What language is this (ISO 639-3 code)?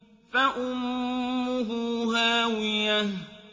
ara